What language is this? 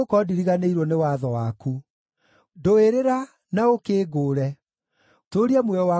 Kikuyu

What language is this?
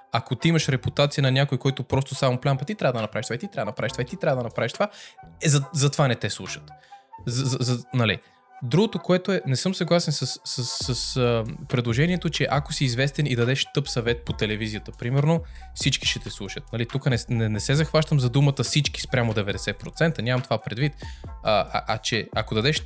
Bulgarian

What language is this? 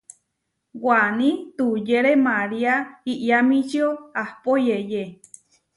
Huarijio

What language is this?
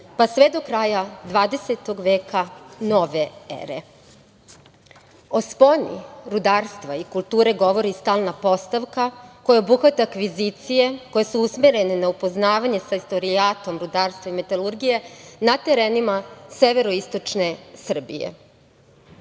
Serbian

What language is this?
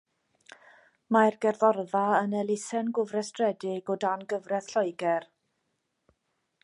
Welsh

